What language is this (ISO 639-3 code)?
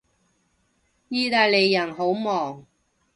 yue